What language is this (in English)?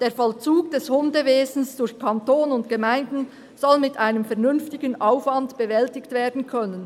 Swiss German